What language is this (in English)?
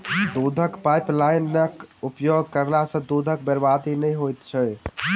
Maithili